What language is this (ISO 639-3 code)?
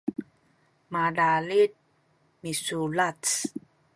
szy